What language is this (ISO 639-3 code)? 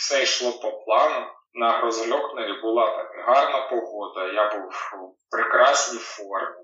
ukr